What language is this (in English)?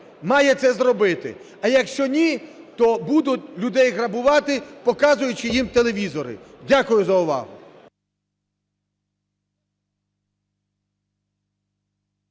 Ukrainian